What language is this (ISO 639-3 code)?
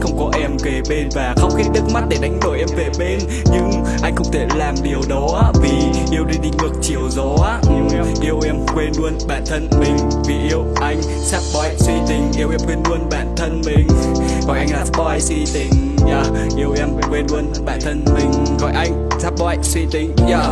vie